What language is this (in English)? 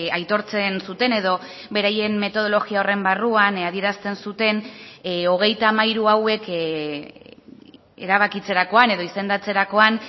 Basque